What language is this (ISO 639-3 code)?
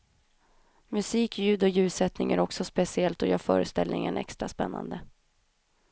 swe